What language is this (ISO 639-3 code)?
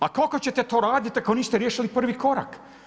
hrv